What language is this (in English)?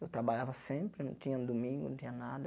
Portuguese